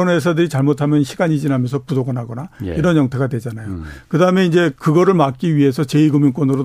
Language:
Korean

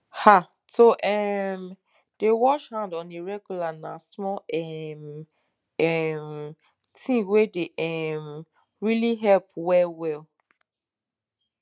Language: Nigerian Pidgin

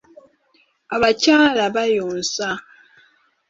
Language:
Ganda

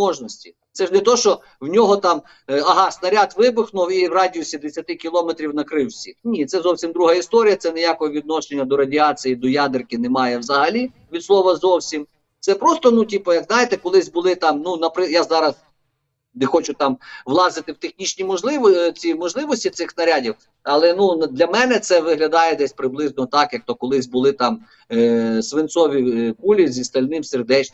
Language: Ukrainian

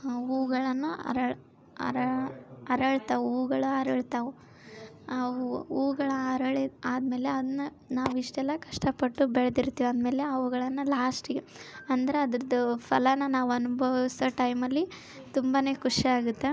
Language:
Kannada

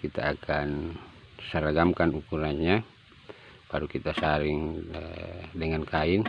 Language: Indonesian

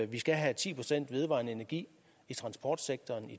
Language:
Danish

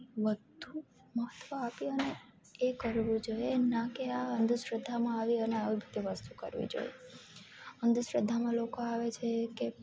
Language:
Gujarati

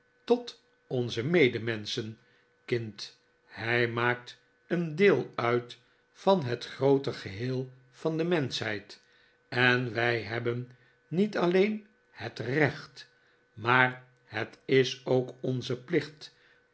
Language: Dutch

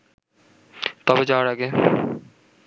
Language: Bangla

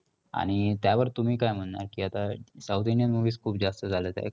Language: Marathi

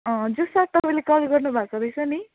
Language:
Nepali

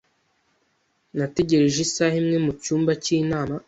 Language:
Kinyarwanda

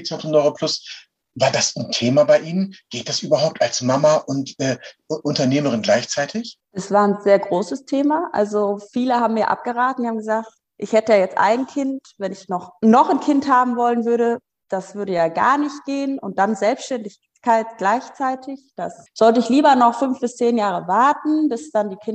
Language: German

